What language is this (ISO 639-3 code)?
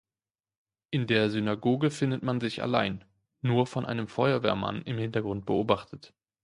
deu